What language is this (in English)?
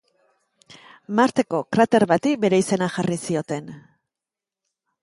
Basque